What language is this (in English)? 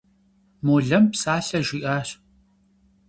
Kabardian